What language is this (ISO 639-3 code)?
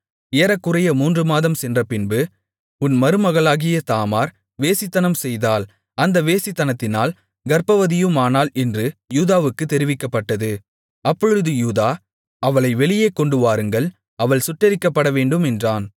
tam